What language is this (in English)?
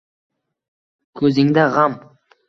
Uzbek